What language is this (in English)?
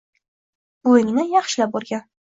Uzbek